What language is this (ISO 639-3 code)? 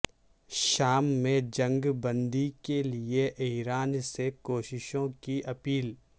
urd